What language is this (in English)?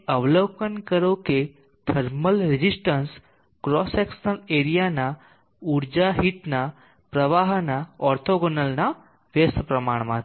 Gujarati